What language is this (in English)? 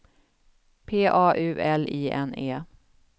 Swedish